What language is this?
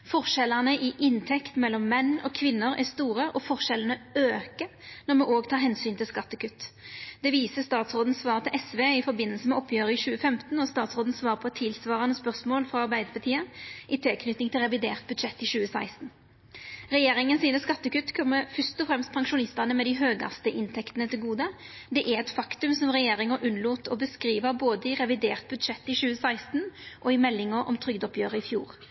Norwegian Nynorsk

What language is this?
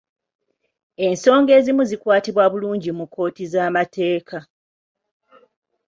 Ganda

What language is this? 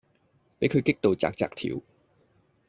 Cantonese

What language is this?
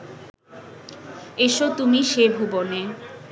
Bangla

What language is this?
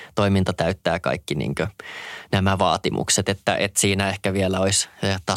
Finnish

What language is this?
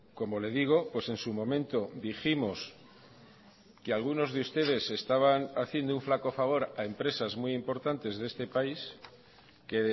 Spanish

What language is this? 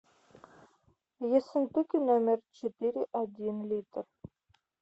Russian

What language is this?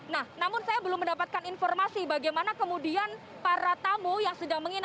Indonesian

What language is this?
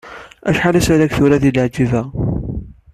Kabyle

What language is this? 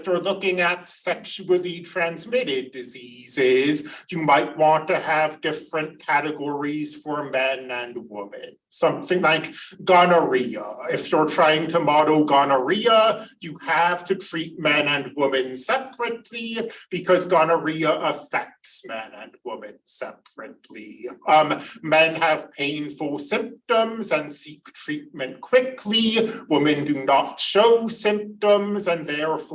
English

